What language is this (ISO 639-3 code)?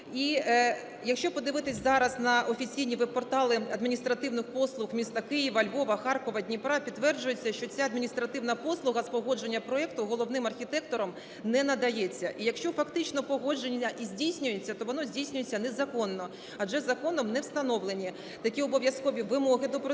ukr